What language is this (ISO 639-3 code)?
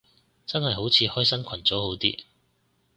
yue